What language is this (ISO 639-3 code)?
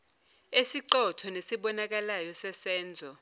zul